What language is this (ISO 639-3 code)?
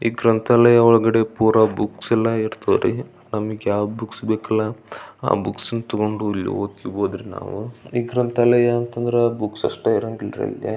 kan